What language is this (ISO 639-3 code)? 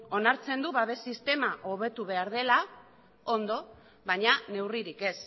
eus